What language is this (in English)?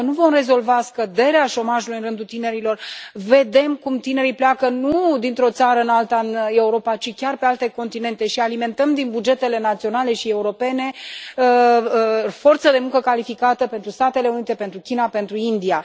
Romanian